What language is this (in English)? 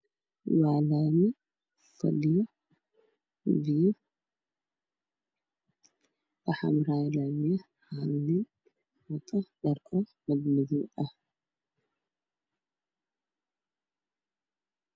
Somali